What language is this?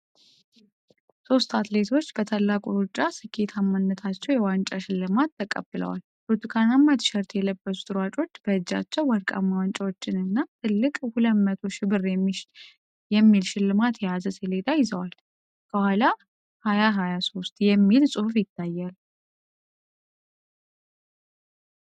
Amharic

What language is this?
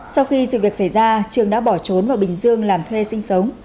Vietnamese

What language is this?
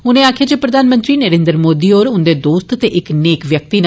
Dogri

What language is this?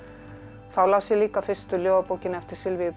Icelandic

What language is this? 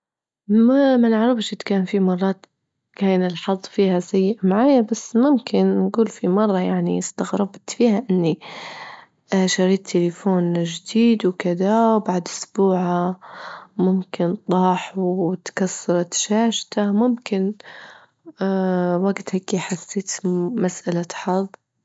Libyan Arabic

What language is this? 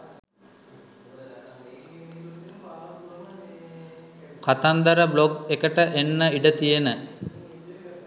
Sinhala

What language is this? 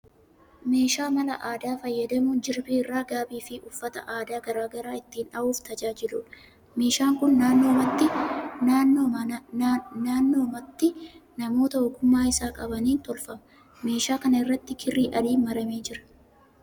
Oromo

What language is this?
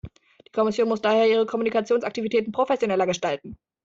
German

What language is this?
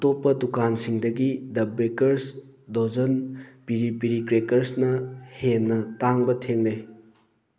Manipuri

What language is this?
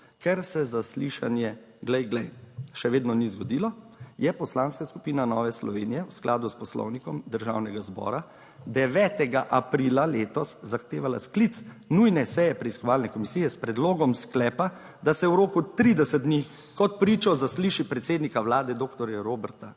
Slovenian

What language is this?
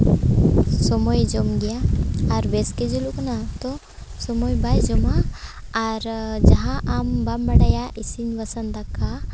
Santali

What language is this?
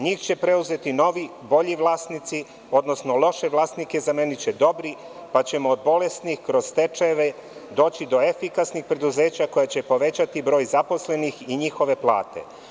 Serbian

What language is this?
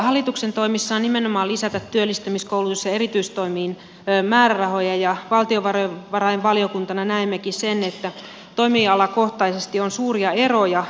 Finnish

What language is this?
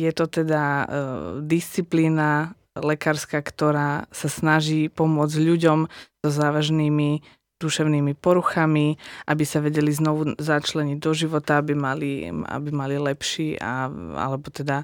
Slovak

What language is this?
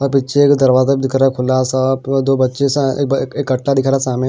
Hindi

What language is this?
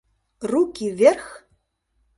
Mari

